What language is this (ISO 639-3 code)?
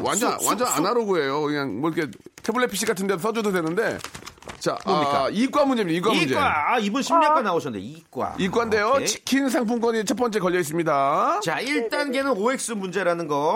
kor